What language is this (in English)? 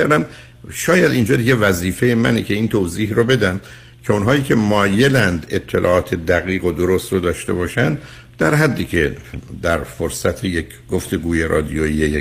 Persian